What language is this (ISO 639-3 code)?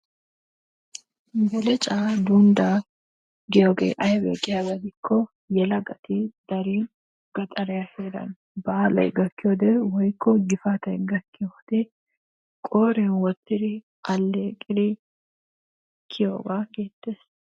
wal